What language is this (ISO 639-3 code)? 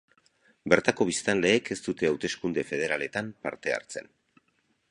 eus